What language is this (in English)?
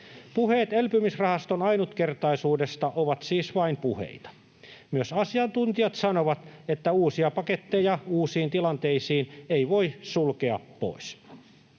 Finnish